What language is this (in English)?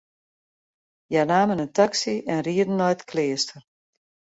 Western Frisian